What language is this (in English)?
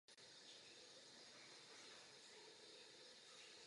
Czech